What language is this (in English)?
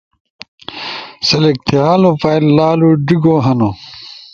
Ushojo